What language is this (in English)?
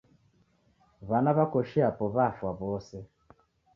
Taita